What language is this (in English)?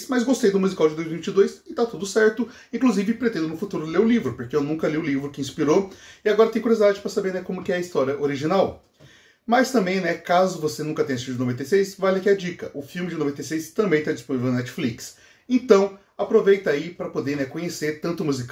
Portuguese